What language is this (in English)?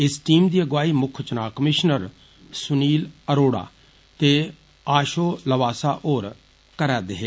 Dogri